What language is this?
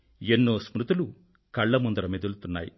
Telugu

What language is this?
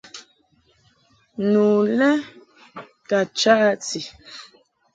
Mungaka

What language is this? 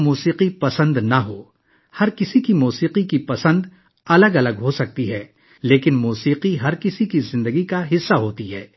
Urdu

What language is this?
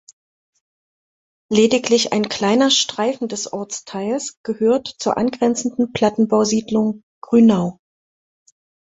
German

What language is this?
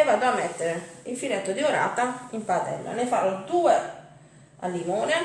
Italian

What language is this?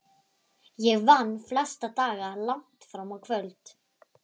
Icelandic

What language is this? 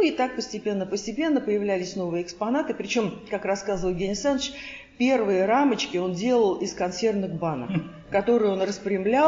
Russian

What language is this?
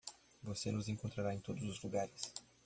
Portuguese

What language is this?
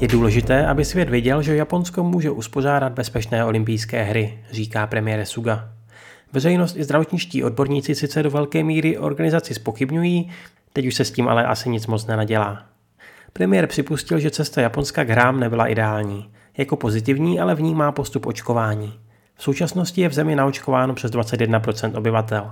Czech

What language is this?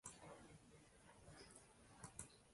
Uzbek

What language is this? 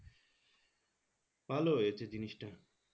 Bangla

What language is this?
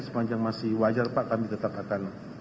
Indonesian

